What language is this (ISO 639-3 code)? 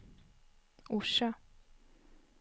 swe